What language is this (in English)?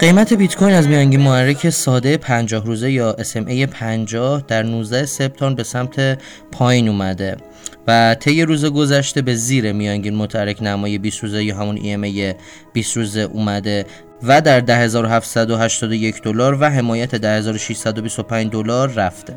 Persian